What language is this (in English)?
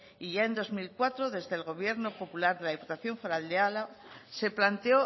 Spanish